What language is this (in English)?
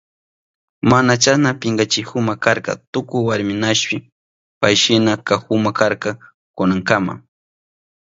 Southern Pastaza Quechua